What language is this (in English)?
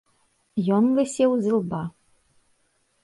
Belarusian